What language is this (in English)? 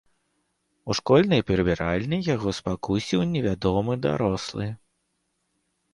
Belarusian